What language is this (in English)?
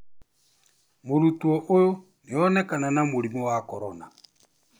Kikuyu